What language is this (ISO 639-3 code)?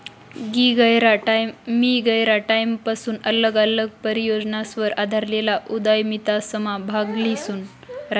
mar